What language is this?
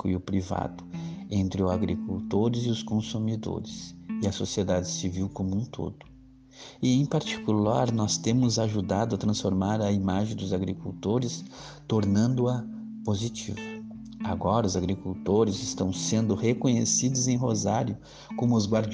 Portuguese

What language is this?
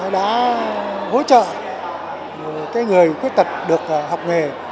Vietnamese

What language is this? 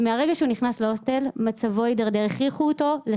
Hebrew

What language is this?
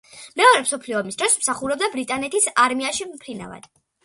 Georgian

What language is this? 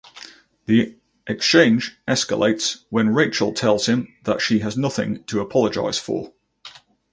English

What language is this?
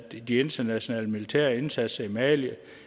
Danish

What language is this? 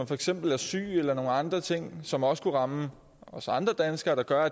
Danish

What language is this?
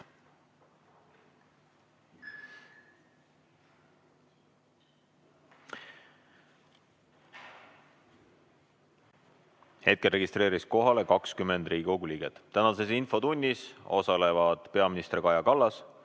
Estonian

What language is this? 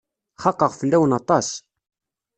Kabyle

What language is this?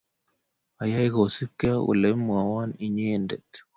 Kalenjin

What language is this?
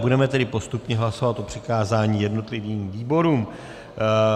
Czech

